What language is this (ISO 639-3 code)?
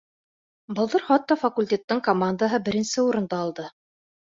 bak